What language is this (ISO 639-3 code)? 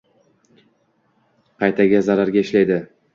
uzb